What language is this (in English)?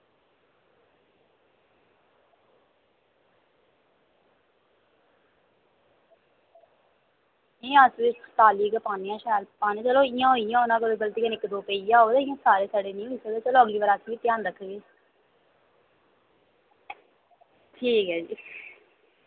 Dogri